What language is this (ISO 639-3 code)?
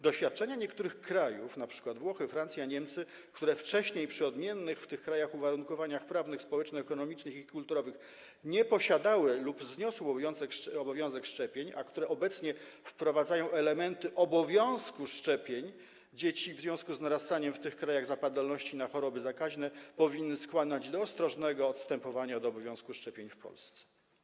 pol